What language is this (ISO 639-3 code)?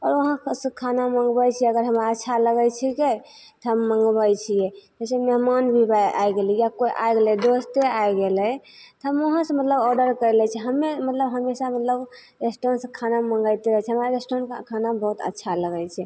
mai